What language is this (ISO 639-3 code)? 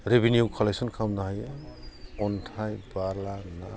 brx